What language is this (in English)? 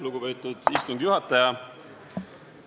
Estonian